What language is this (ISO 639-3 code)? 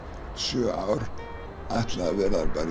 isl